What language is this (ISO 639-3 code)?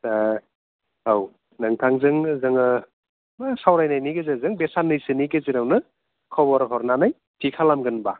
brx